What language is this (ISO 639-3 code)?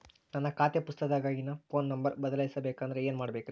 kan